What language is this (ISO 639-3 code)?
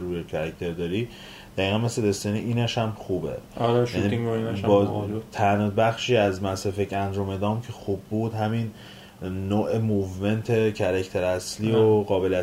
fas